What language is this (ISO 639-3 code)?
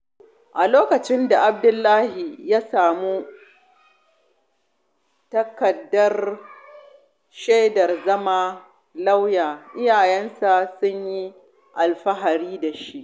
hau